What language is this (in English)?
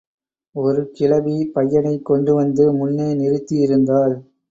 Tamil